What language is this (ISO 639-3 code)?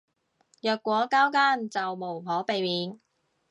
yue